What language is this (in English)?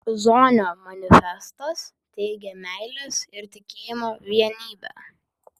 Lithuanian